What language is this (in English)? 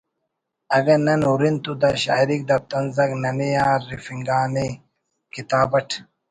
Brahui